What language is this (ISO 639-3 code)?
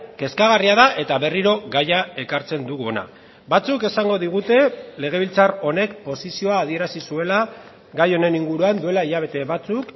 eus